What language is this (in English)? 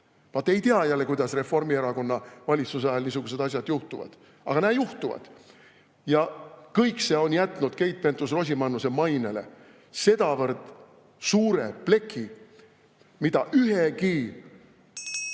Estonian